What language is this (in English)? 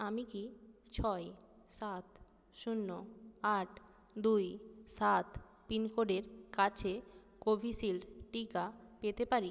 Bangla